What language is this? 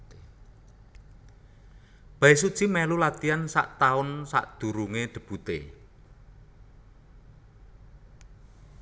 Javanese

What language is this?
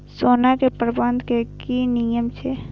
Maithili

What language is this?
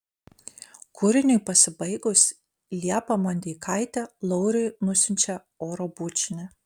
Lithuanian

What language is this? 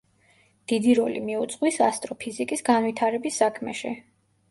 Georgian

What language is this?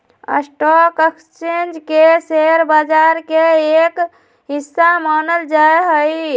Magahi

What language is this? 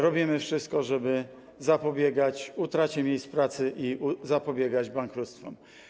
Polish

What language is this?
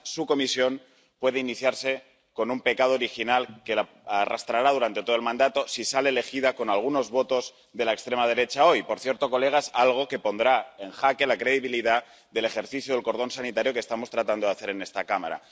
Spanish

